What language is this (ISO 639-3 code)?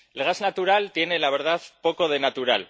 spa